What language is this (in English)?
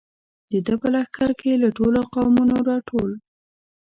Pashto